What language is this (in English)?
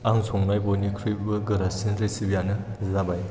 Bodo